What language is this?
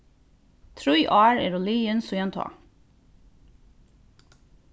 Faroese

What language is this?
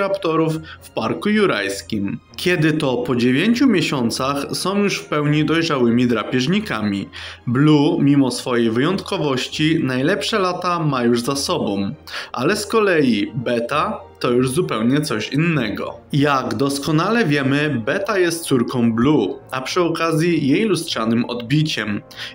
Polish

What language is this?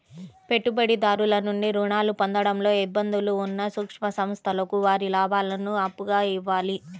Telugu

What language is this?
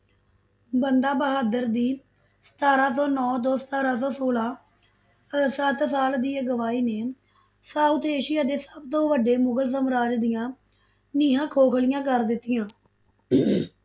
Punjabi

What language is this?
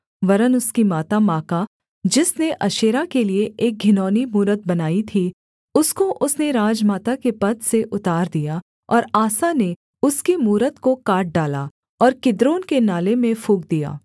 Hindi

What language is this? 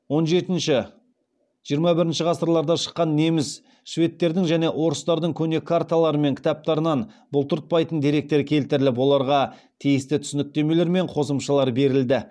Kazakh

